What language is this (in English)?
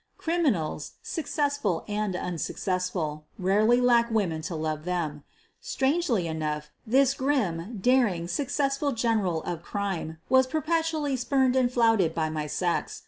English